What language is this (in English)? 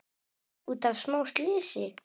Icelandic